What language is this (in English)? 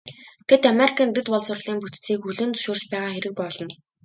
Mongolian